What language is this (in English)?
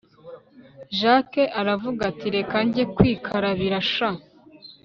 Kinyarwanda